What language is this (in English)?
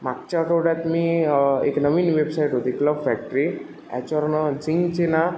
Marathi